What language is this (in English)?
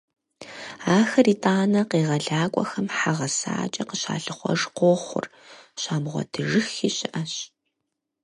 Kabardian